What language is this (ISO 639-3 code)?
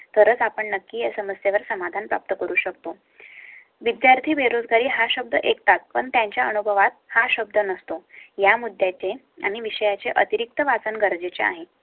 mar